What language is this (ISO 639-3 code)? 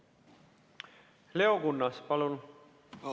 est